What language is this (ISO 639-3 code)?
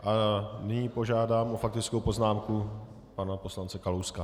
ces